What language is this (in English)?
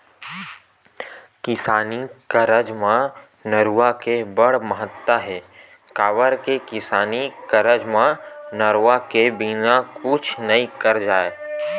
Chhattisgarhi